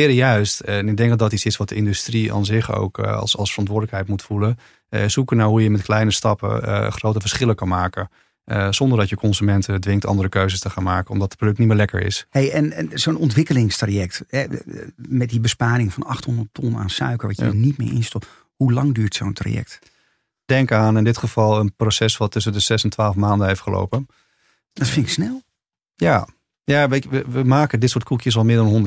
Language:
Dutch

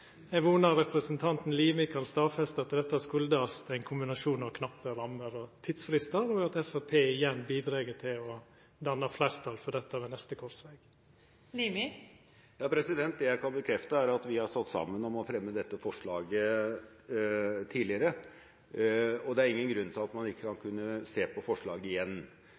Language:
Norwegian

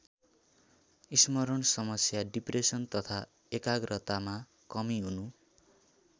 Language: Nepali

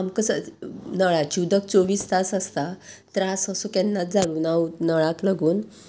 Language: Konkani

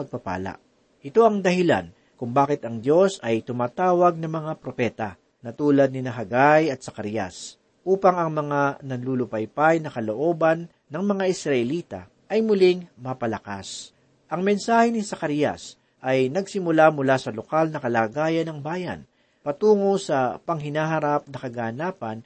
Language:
Filipino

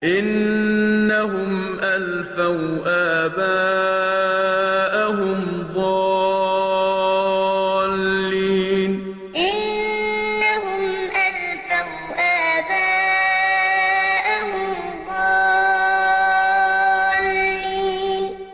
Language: Arabic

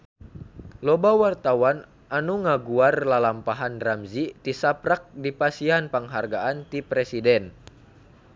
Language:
Sundanese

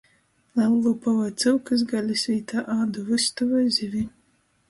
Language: Latgalian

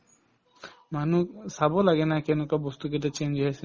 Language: Assamese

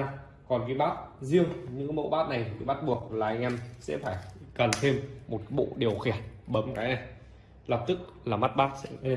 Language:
Vietnamese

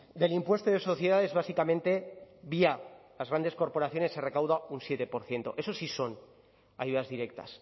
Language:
Spanish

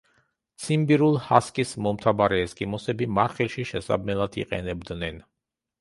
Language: Georgian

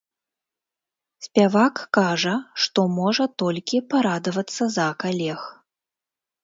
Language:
Belarusian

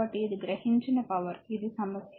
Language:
Telugu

